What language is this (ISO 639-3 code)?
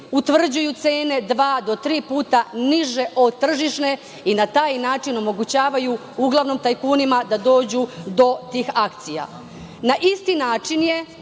srp